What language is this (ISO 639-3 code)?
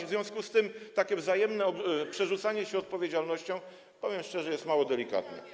pol